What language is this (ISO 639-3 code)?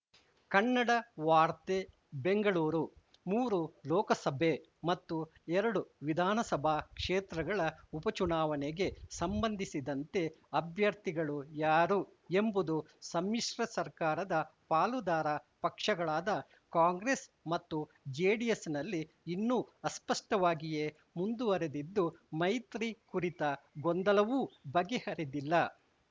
kan